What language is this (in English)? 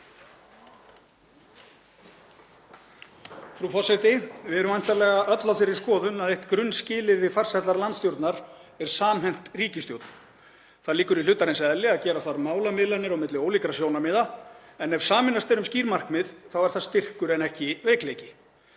Icelandic